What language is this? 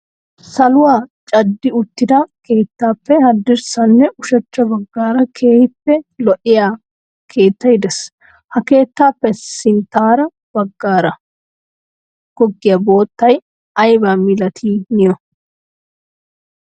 Wolaytta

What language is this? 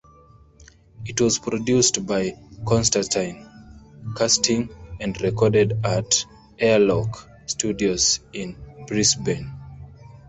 English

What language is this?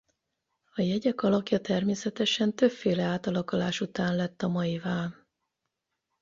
Hungarian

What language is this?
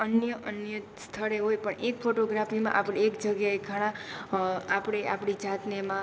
Gujarati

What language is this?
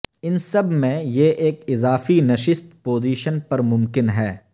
Urdu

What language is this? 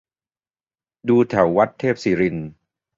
Thai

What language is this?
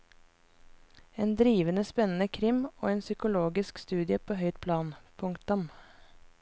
Norwegian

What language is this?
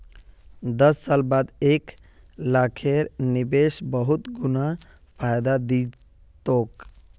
Magahi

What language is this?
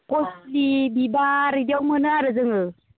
Bodo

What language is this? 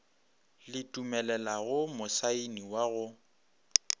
Northern Sotho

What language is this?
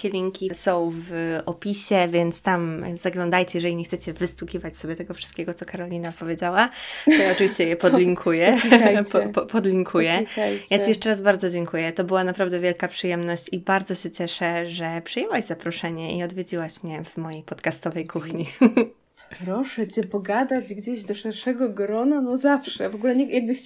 Polish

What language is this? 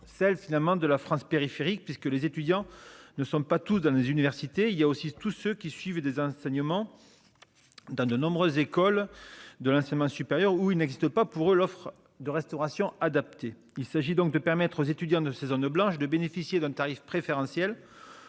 French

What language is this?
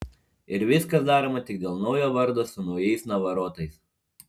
Lithuanian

